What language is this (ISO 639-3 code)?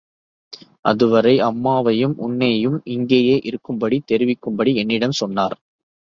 tam